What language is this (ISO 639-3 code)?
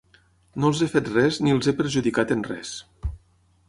cat